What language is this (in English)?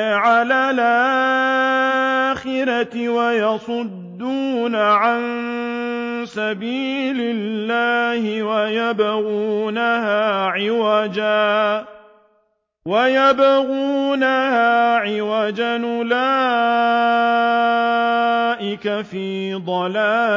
Arabic